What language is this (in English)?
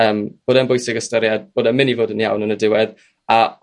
Welsh